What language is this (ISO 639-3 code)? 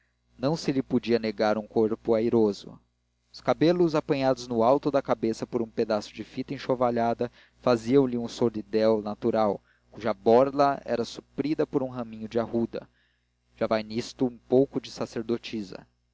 por